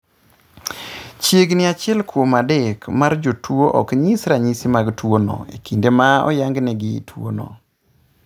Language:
Luo (Kenya and Tanzania)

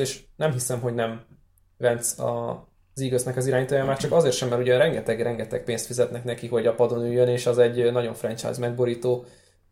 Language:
Hungarian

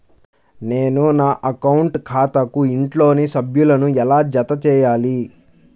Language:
Telugu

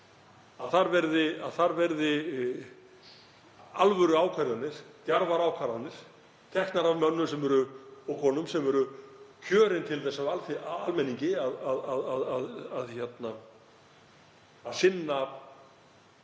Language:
Icelandic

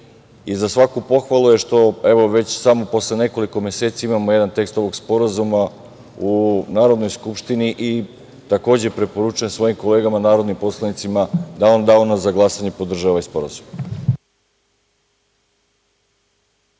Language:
Serbian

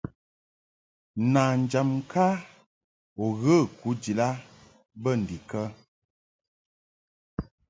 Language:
Mungaka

